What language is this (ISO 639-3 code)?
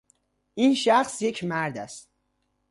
fas